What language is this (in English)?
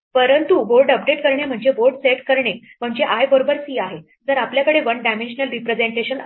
Marathi